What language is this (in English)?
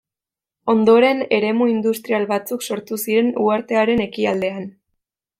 Basque